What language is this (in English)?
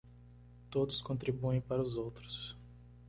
Portuguese